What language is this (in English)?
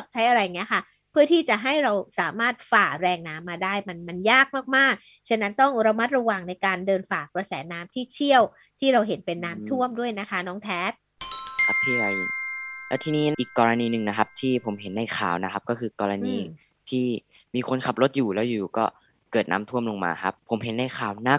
Thai